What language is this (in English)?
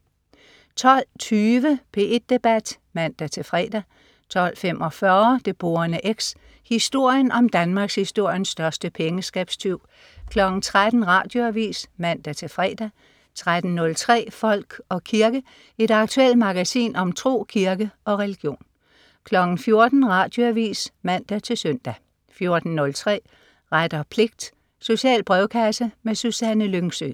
Danish